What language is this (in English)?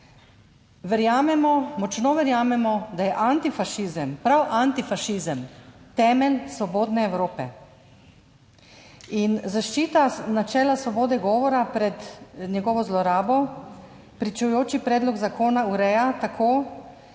Slovenian